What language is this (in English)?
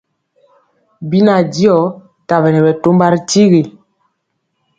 Mpiemo